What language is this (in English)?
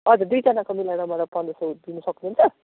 Nepali